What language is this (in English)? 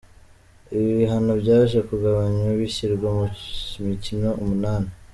Kinyarwanda